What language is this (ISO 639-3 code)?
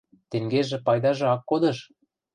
mrj